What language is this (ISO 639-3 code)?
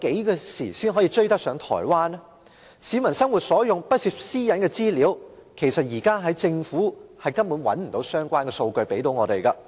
yue